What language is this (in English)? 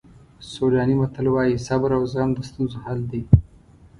Pashto